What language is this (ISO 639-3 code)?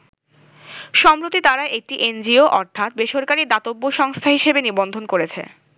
ben